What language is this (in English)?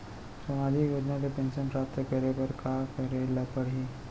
Chhattisgarhi